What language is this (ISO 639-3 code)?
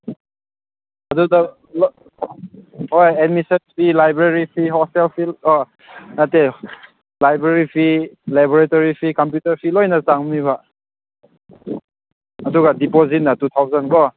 mni